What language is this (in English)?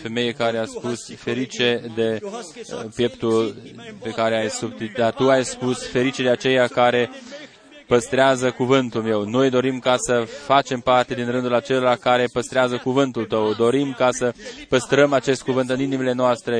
Romanian